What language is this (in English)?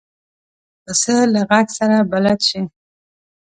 Pashto